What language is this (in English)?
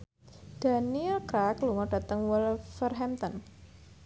Javanese